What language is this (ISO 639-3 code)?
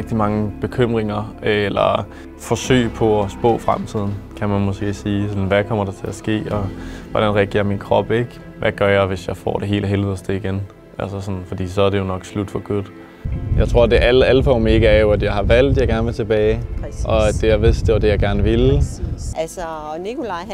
dan